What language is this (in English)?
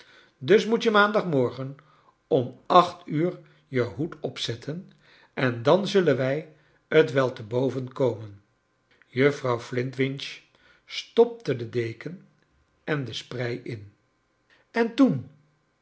Dutch